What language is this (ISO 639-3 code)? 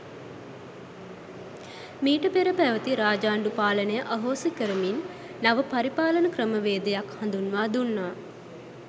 sin